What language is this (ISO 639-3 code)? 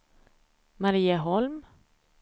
swe